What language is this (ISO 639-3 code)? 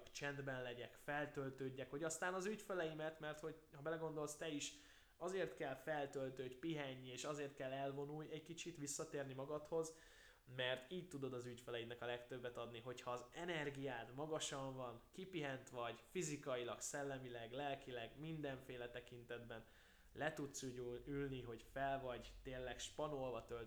hun